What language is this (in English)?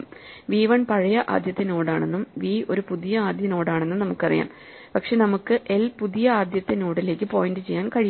Malayalam